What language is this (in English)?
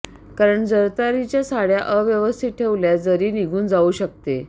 Marathi